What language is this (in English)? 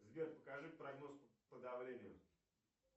Russian